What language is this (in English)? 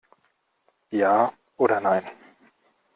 German